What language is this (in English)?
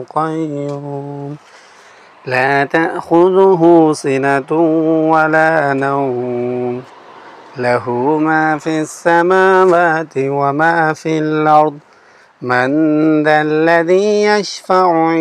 Arabic